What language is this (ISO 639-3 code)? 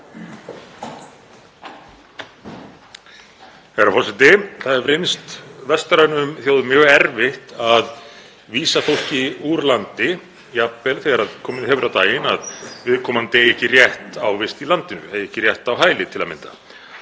isl